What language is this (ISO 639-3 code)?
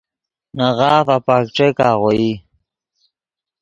ydg